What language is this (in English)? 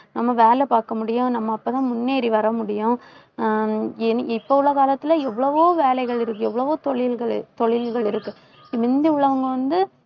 Tamil